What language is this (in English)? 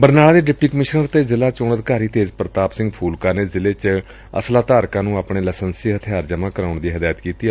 Punjabi